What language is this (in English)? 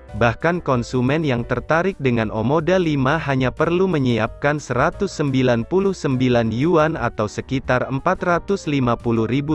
Indonesian